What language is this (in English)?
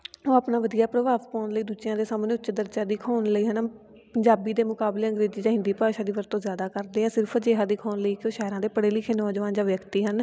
Punjabi